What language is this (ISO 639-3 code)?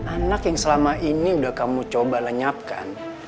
ind